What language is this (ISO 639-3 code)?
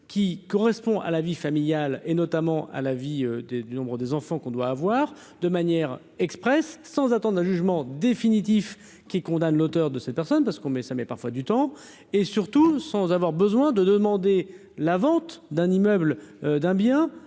fra